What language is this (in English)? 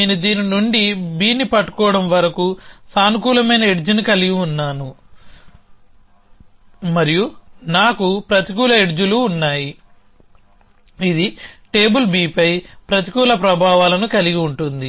Telugu